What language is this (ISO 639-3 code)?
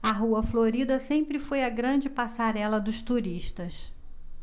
por